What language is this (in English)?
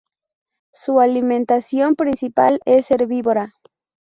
Spanish